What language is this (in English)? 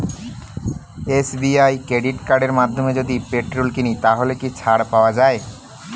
Bangla